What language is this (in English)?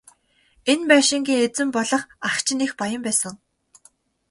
Mongolian